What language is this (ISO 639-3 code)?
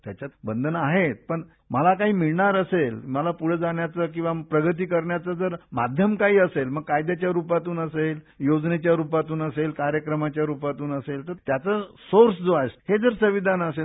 mar